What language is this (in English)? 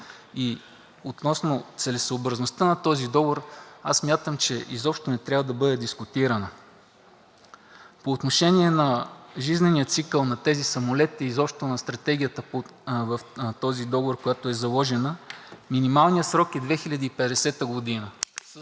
Bulgarian